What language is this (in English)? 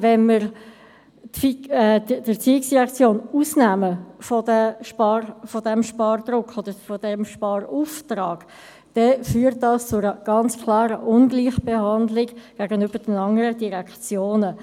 Swiss German